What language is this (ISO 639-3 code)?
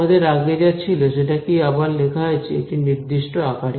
ben